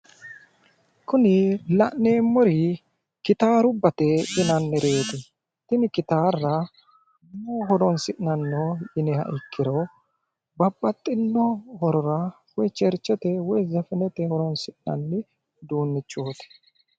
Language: Sidamo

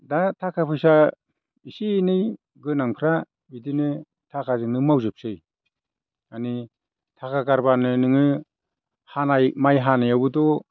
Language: Bodo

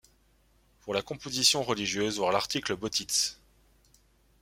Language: French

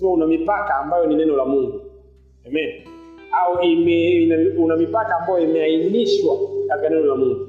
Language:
Swahili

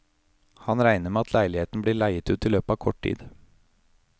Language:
Norwegian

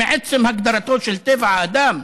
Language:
Hebrew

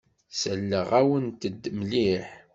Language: Kabyle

